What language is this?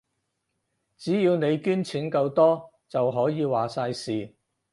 Cantonese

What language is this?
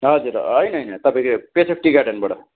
Nepali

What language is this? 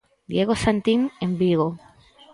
Galician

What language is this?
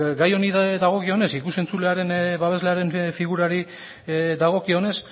Basque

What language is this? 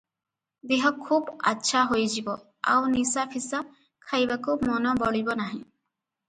Odia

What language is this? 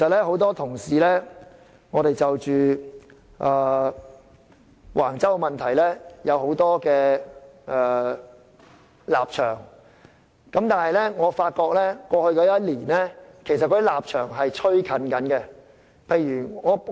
Cantonese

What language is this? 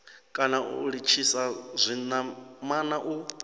Venda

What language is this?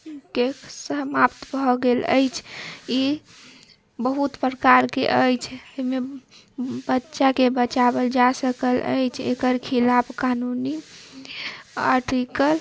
Maithili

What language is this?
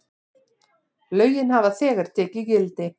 Icelandic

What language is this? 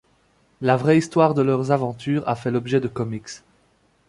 French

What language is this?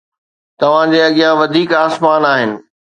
Sindhi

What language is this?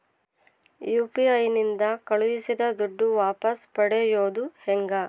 Kannada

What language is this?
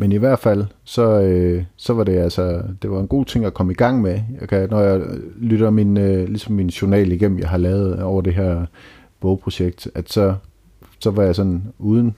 Danish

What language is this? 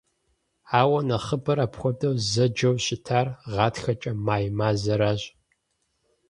Kabardian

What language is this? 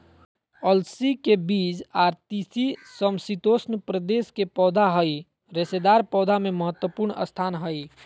Magahi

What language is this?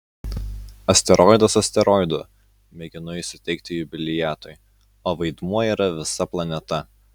Lithuanian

